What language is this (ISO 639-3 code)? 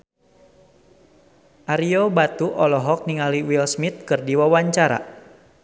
sun